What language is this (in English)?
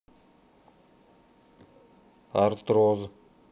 Russian